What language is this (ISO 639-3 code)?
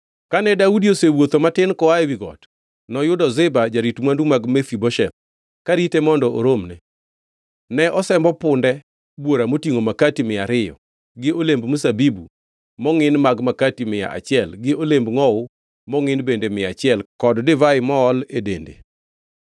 luo